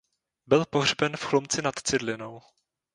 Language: Czech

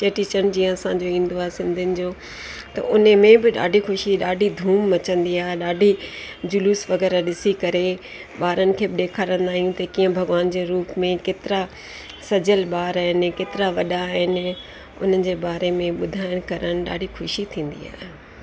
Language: Sindhi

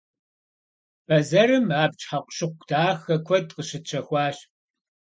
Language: Kabardian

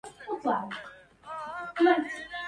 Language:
Arabic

